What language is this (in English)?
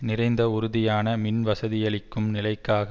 Tamil